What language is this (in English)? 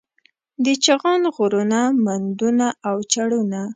Pashto